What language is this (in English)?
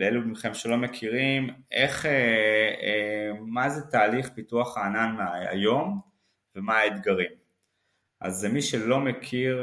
Hebrew